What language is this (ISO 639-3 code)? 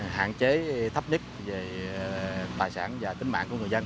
vie